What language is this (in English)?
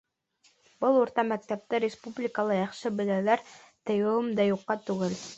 Bashkir